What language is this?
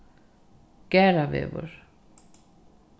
Faroese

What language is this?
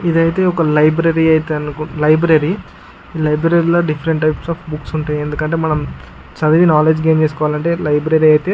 Telugu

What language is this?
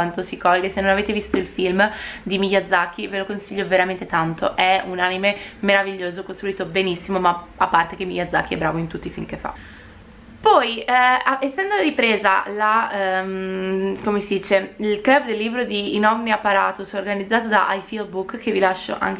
Italian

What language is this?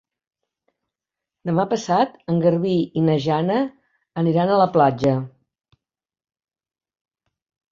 Catalan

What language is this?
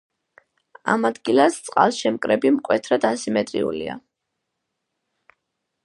Georgian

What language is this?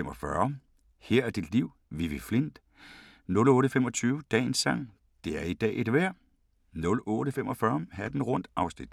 Danish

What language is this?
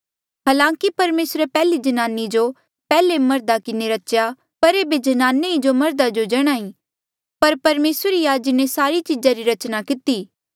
Mandeali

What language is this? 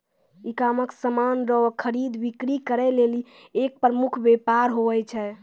Maithili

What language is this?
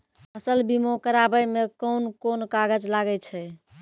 Maithili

